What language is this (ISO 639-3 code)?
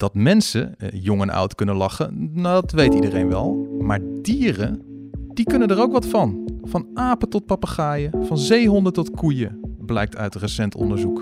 nld